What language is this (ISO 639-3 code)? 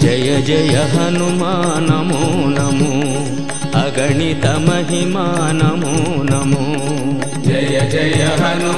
kan